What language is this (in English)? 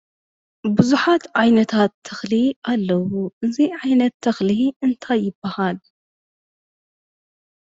Tigrinya